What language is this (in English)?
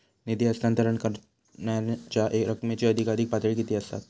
Marathi